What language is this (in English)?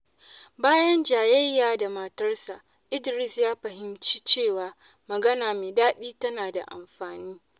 Hausa